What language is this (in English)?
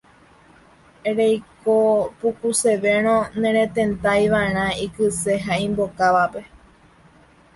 Guarani